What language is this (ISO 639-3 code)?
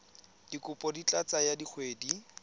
tsn